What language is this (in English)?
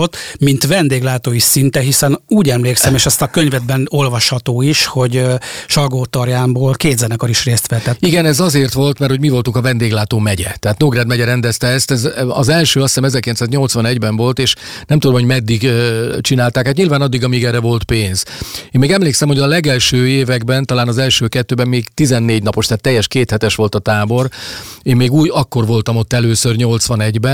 Hungarian